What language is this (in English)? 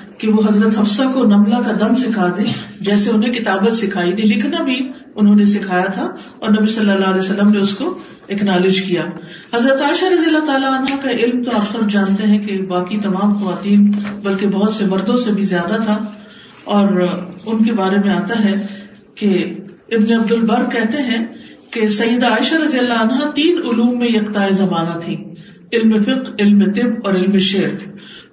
Urdu